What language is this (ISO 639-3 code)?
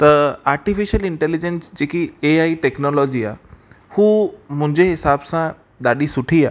snd